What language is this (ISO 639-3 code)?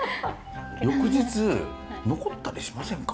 jpn